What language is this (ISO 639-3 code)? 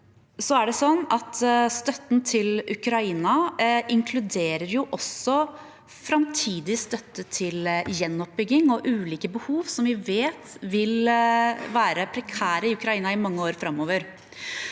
nor